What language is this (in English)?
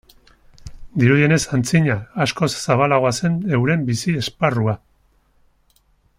Basque